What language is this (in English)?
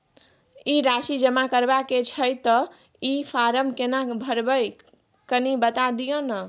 Maithili